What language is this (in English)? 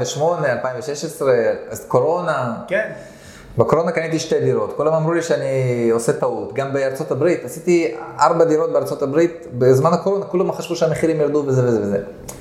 Hebrew